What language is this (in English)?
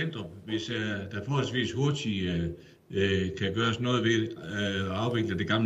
Danish